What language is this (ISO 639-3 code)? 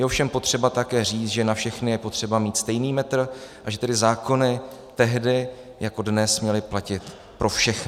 ces